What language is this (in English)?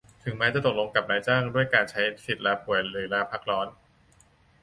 Thai